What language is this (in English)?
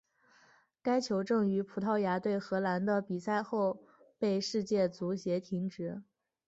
Chinese